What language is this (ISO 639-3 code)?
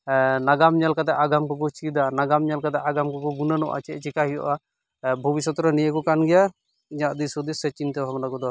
sat